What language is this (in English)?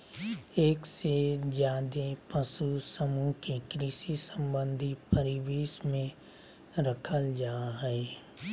Magahi